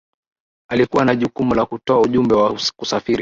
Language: Swahili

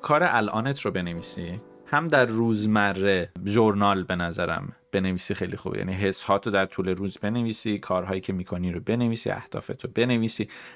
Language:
Persian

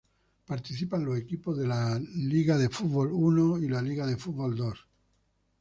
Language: Spanish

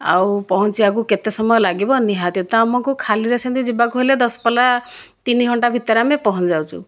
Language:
Odia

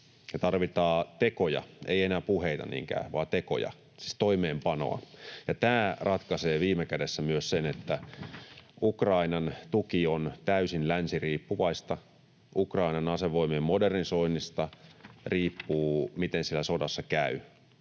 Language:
Finnish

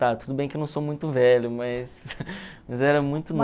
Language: Portuguese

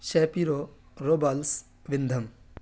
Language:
Urdu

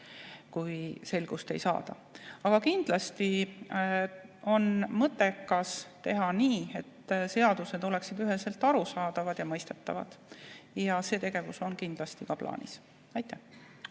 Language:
Estonian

